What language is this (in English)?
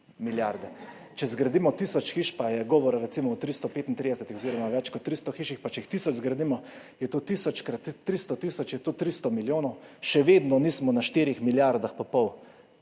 Slovenian